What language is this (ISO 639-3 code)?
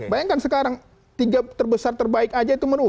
ind